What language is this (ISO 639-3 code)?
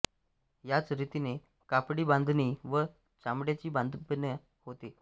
mar